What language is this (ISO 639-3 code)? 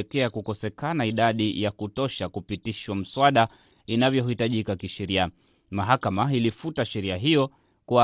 swa